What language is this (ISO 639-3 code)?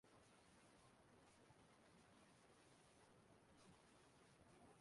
ibo